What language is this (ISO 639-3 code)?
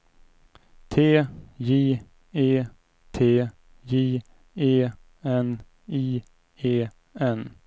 swe